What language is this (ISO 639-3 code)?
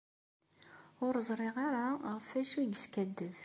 kab